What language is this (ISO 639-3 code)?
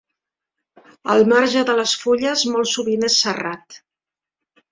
cat